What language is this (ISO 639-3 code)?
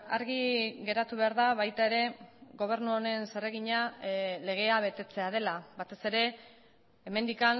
eus